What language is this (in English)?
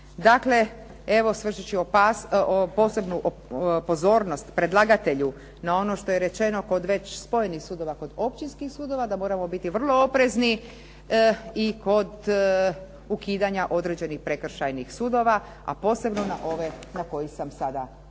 Croatian